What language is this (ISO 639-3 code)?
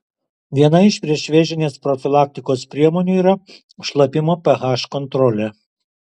lit